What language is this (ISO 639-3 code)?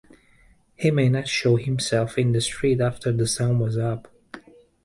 eng